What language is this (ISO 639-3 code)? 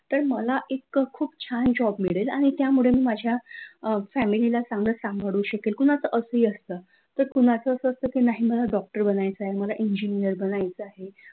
mar